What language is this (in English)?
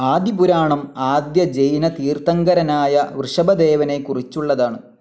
Malayalam